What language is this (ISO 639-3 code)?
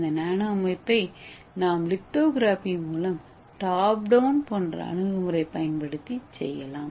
tam